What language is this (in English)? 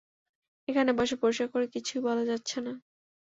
Bangla